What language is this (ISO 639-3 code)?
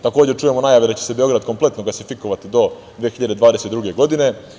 srp